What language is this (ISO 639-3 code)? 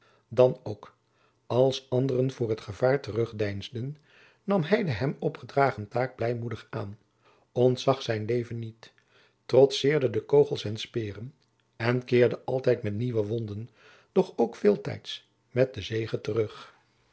nld